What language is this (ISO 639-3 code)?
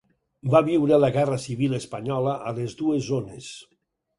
cat